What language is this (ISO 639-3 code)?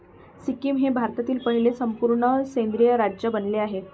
mar